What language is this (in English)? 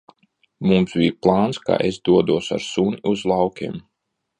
Latvian